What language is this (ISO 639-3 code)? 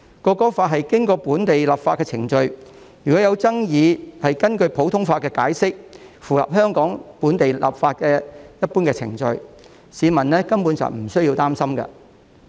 yue